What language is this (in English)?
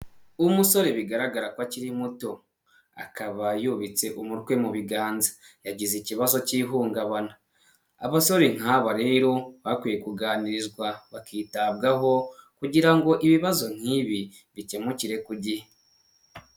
Kinyarwanda